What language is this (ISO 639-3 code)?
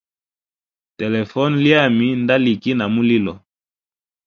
hem